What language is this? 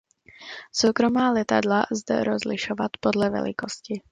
Czech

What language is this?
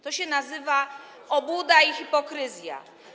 Polish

